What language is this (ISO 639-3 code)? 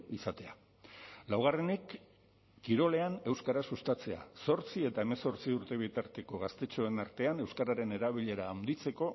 eus